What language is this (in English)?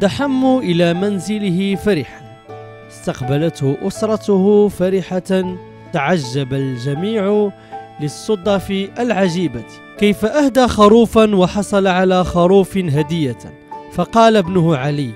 Arabic